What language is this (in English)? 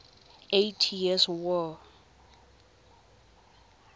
Tswana